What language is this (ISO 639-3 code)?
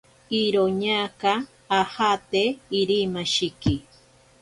prq